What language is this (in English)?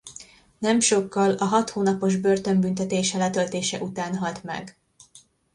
Hungarian